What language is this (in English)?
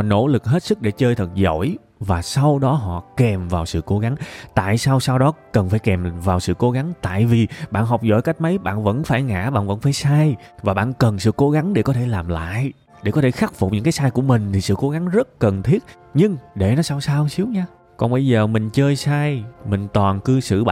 Vietnamese